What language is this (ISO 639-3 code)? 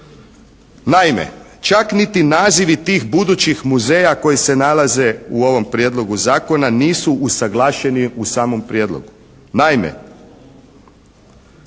hrv